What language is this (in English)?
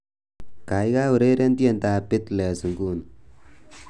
Kalenjin